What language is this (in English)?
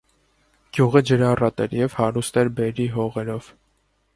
Armenian